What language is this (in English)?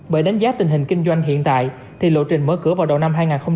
Vietnamese